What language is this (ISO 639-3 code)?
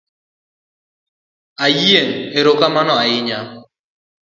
luo